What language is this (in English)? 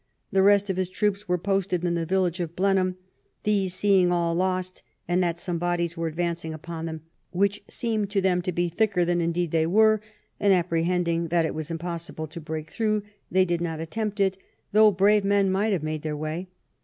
English